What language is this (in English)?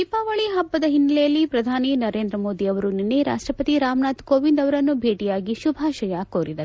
Kannada